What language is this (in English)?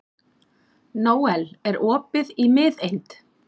Icelandic